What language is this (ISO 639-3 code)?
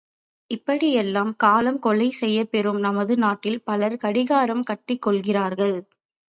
tam